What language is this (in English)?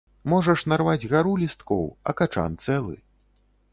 Belarusian